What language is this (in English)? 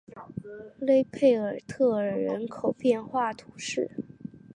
Chinese